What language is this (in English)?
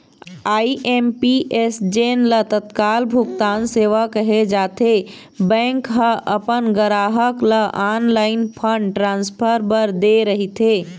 Chhattisgarhi